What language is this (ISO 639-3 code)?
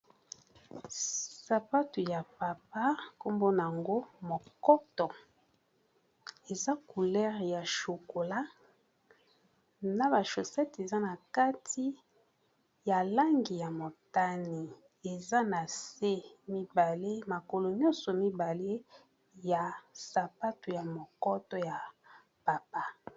lin